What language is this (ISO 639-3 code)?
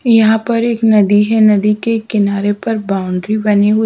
hin